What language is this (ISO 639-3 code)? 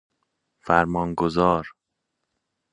fas